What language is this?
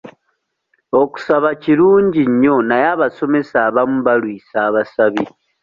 Ganda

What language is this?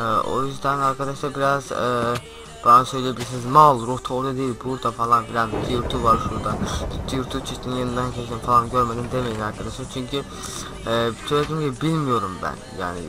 Turkish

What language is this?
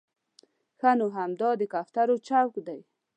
Pashto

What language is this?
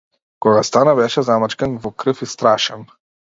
Macedonian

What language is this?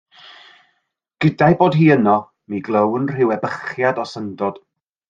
Welsh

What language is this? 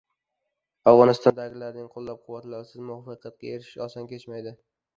Uzbek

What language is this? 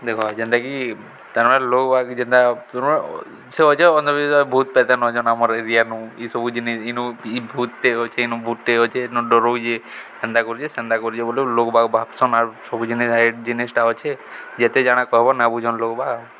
Odia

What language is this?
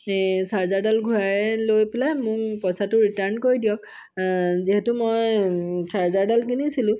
Assamese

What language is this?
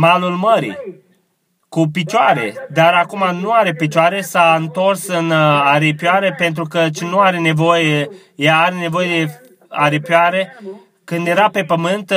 Romanian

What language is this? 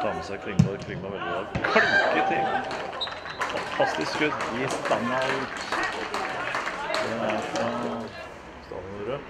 Norwegian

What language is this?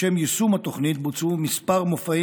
Hebrew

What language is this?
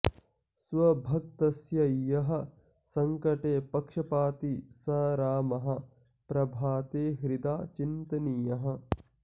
Sanskrit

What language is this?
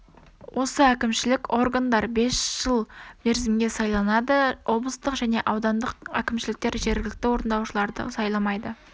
Kazakh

